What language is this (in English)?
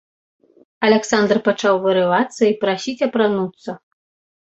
Belarusian